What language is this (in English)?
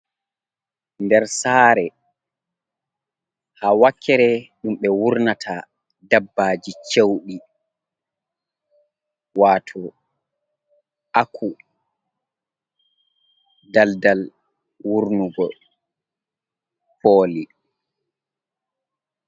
Fula